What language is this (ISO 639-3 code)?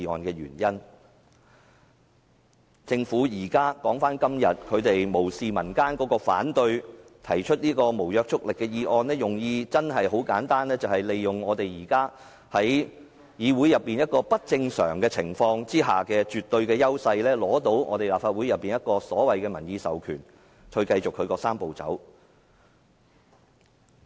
yue